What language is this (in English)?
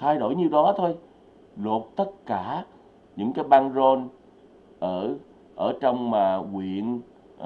Vietnamese